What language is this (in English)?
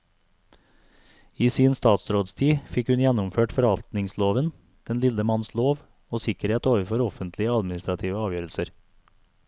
Norwegian